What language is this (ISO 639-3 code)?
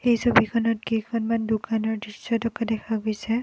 asm